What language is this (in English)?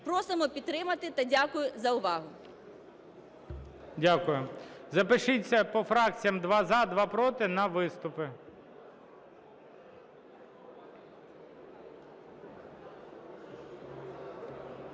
Ukrainian